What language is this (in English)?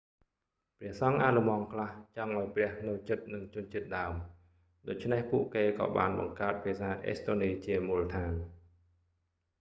Khmer